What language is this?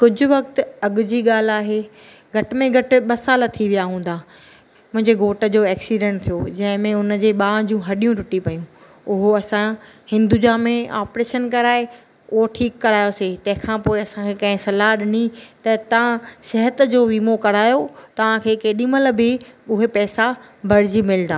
Sindhi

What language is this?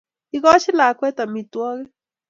Kalenjin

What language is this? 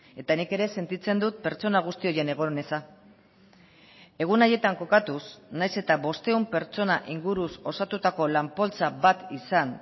Basque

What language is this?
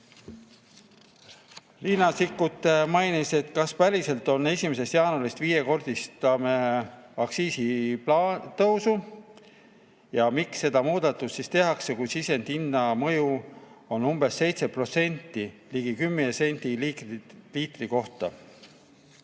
Estonian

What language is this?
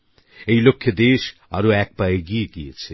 Bangla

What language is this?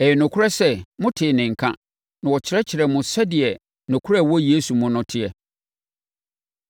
Akan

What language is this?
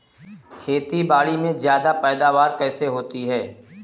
Hindi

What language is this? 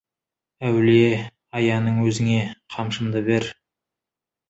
Kazakh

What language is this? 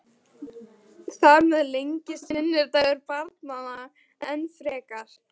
Icelandic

